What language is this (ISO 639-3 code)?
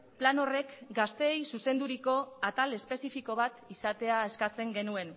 eus